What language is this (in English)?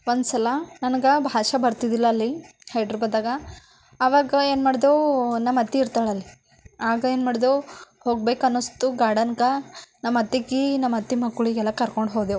Kannada